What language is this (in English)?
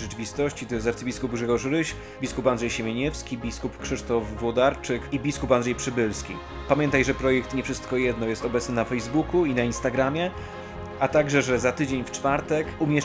Polish